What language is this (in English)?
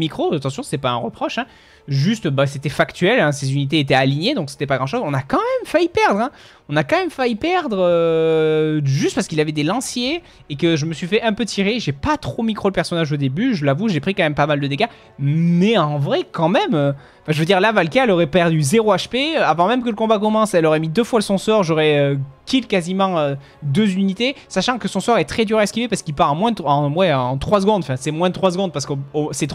French